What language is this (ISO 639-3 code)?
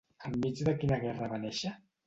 cat